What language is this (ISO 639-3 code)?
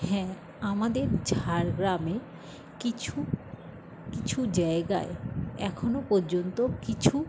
ben